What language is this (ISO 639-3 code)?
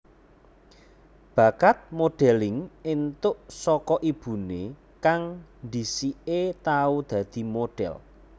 jav